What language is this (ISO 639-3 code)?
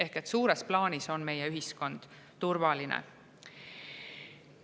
est